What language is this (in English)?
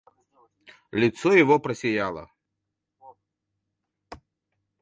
Russian